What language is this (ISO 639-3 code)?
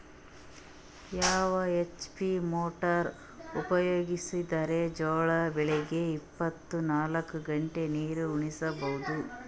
kan